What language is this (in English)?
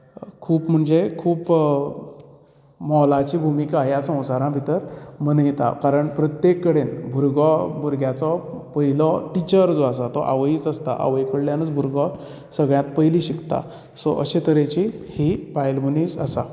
Konkani